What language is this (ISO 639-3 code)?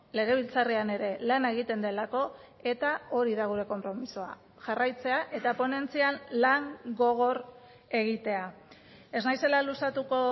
eus